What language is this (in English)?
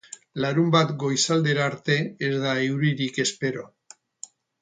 Basque